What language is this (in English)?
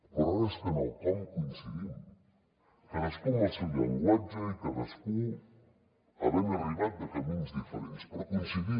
Catalan